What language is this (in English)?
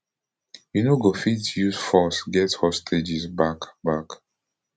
Nigerian Pidgin